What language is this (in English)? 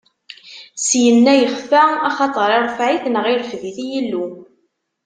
Kabyle